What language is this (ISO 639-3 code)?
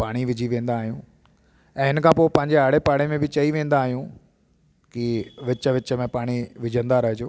snd